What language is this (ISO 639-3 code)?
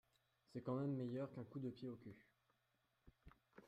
fra